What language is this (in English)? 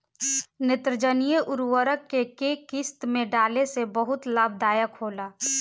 Bhojpuri